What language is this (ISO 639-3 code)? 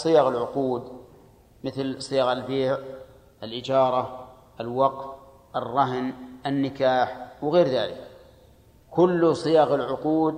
ara